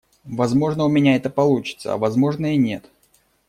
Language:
Russian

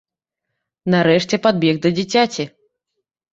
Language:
Belarusian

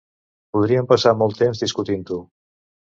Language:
Catalan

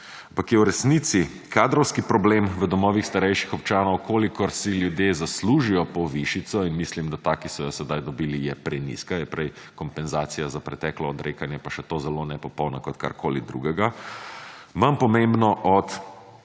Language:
Slovenian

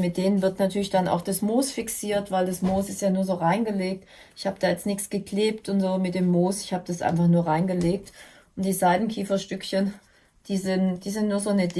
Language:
German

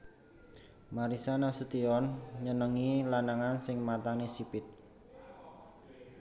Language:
Javanese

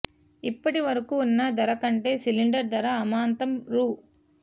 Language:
Telugu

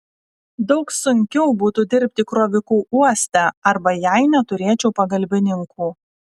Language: Lithuanian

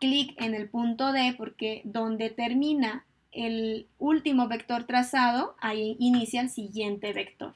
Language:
Spanish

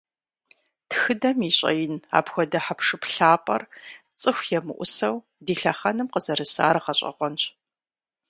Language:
Kabardian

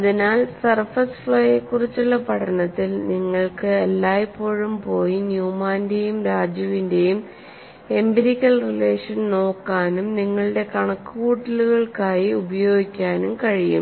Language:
Malayalam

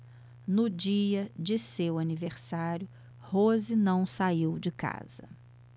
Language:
Portuguese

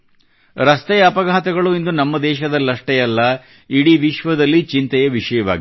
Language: Kannada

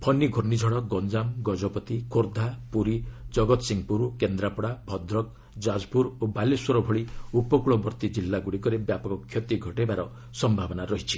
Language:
Odia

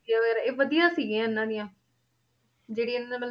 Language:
Punjabi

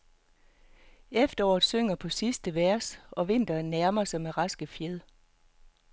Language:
Danish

